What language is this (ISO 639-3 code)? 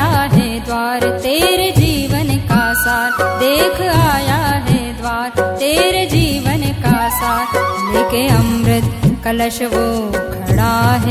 hin